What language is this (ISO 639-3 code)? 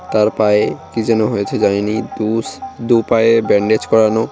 ben